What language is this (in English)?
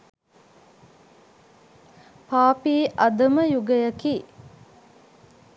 Sinhala